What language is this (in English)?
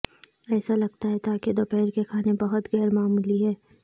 Urdu